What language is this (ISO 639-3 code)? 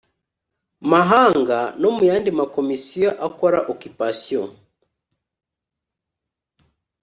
kin